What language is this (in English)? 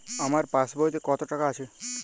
Bangla